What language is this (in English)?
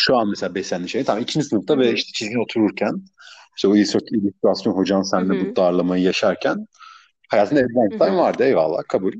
Turkish